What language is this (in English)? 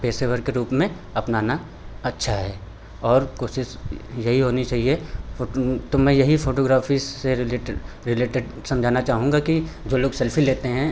Hindi